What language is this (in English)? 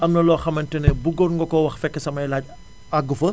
Wolof